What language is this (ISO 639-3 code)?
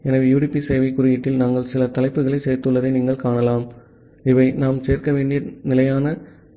tam